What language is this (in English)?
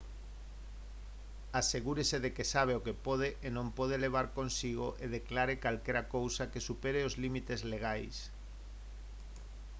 Galician